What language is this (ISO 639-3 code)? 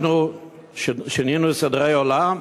heb